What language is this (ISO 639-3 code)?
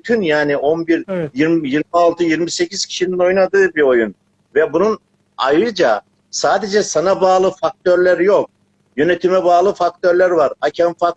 tur